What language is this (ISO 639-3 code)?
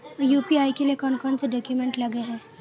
mag